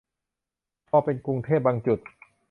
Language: Thai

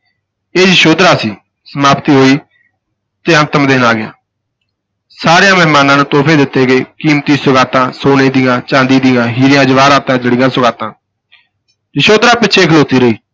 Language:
Punjabi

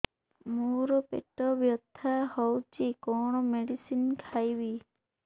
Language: Odia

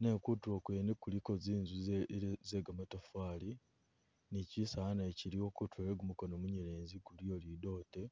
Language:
Masaaba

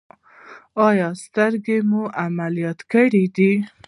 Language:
Pashto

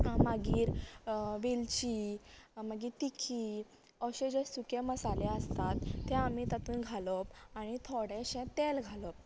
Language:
Konkani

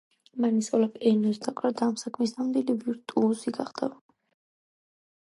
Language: Georgian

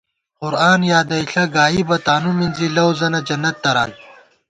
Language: Gawar-Bati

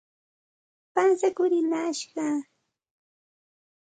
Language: Santa Ana de Tusi Pasco Quechua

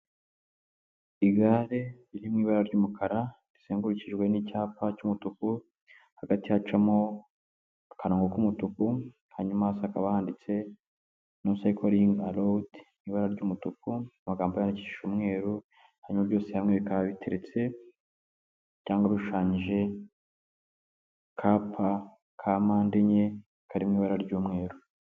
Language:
Kinyarwanda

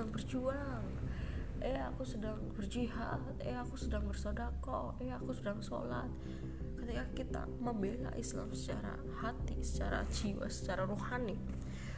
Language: Indonesian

